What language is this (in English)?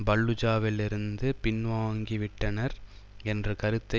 Tamil